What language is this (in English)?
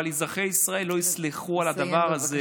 Hebrew